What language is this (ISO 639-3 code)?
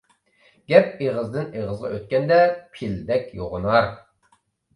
uig